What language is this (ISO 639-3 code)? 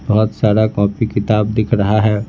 hin